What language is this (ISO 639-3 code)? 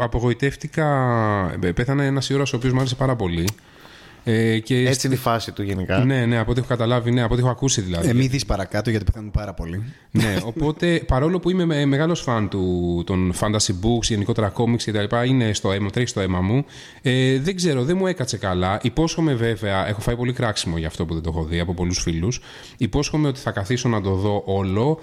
ell